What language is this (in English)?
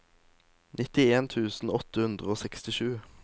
Norwegian